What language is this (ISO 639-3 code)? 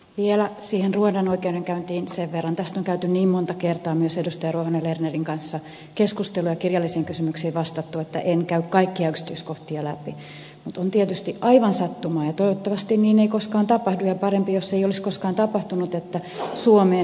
fin